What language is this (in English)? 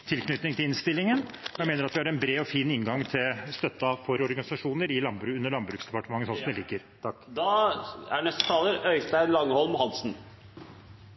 Norwegian Bokmål